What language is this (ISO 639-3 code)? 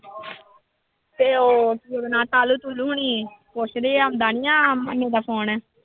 pan